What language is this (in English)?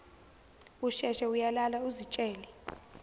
Zulu